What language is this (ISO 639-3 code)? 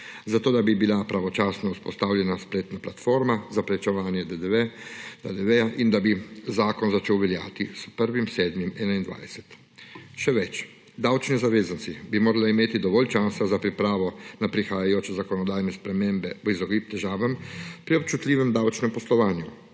slv